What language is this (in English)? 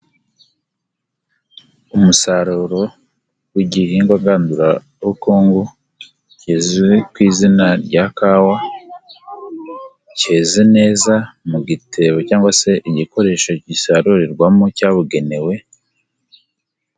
Kinyarwanda